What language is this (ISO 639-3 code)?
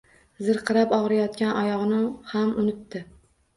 uzb